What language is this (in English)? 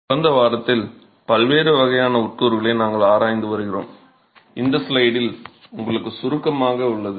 Tamil